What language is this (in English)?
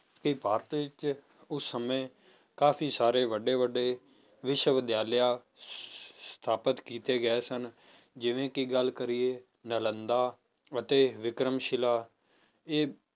Punjabi